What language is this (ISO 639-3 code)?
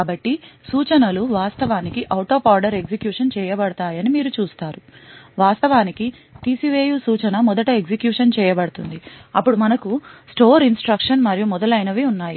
tel